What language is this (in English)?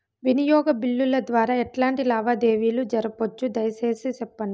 Telugu